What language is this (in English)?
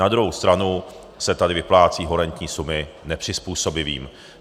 Czech